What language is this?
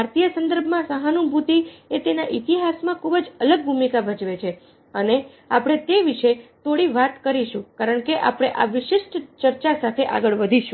Gujarati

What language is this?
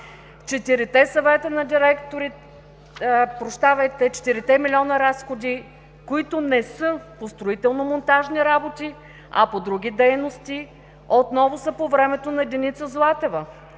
Bulgarian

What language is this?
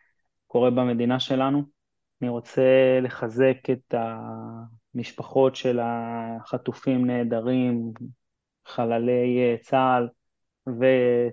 Hebrew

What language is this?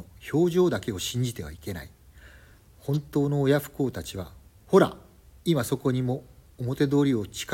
Japanese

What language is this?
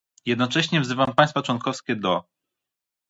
Polish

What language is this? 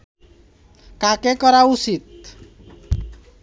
Bangla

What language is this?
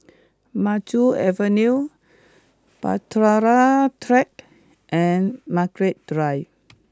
English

